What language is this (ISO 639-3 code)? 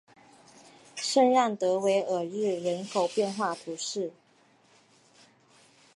zho